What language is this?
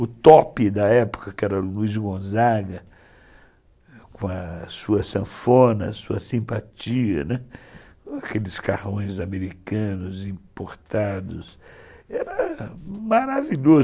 Portuguese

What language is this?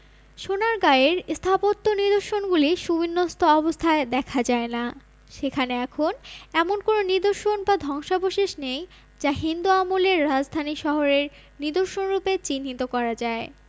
Bangla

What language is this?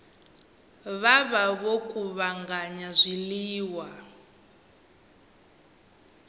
Venda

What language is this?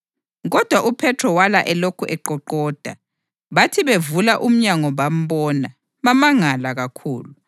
North Ndebele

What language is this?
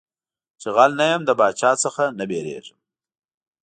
Pashto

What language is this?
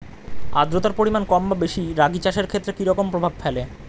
Bangla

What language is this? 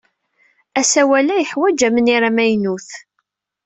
Kabyle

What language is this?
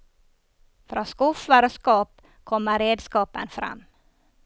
Norwegian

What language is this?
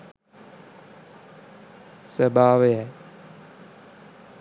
Sinhala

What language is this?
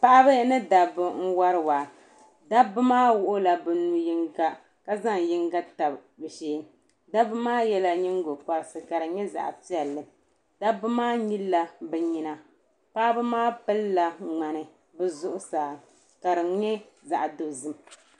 Dagbani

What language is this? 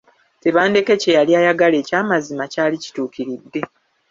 Ganda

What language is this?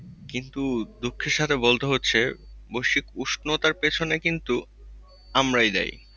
Bangla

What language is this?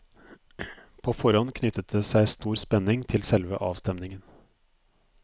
Norwegian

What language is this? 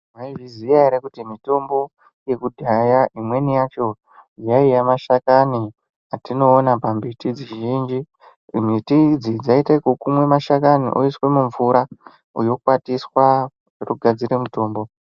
Ndau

